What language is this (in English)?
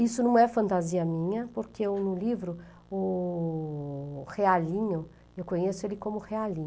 Portuguese